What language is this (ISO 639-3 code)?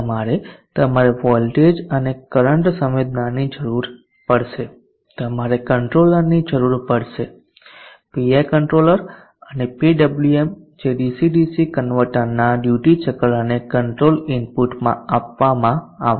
guj